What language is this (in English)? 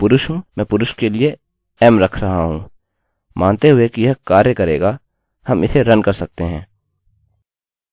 Hindi